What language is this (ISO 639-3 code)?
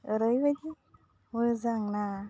brx